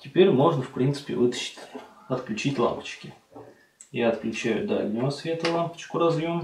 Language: Russian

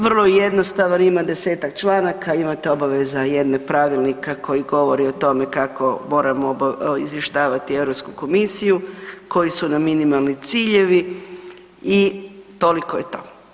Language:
Croatian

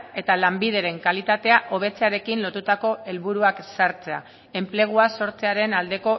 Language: Basque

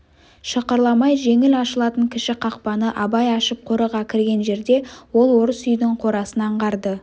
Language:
Kazakh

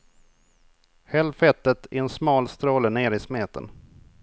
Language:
Swedish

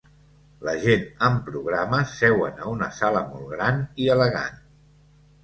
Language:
Catalan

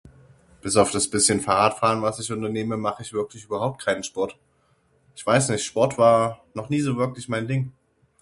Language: German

